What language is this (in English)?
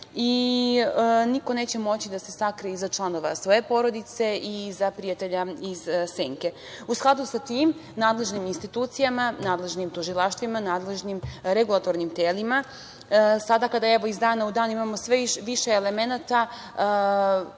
Serbian